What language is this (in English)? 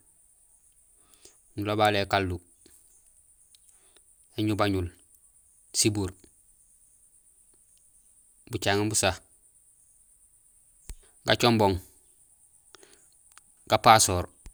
Gusilay